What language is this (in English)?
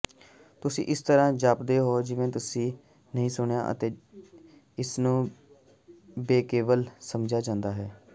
Punjabi